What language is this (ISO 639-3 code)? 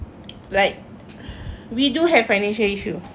eng